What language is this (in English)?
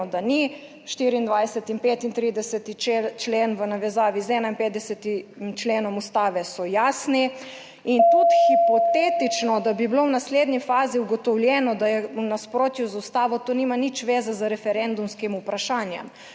Slovenian